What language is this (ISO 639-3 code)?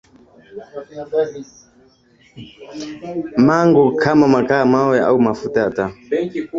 swa